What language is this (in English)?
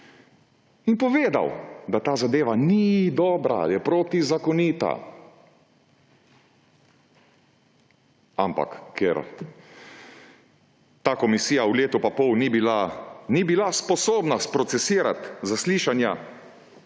Slovenian